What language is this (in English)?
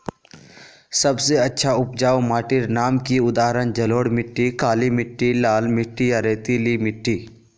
Magahi